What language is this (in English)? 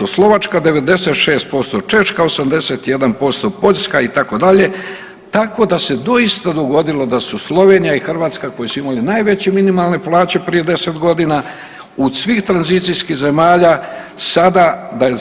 Croatian